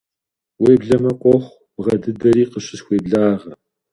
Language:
Kabardian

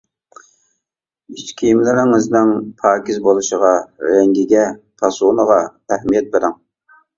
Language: Uyghur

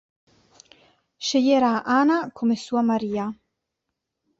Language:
Italian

